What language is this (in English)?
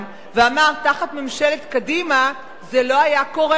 Hebrew